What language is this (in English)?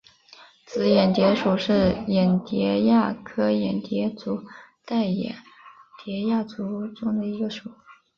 Chinese